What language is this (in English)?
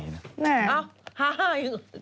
Thai